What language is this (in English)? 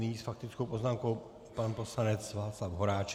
Czech